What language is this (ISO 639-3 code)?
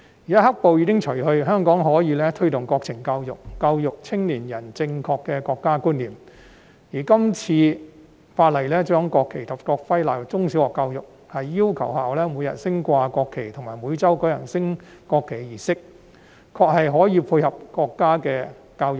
yue